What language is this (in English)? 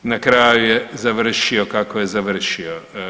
Croatian